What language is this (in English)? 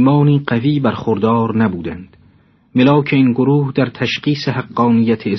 Persian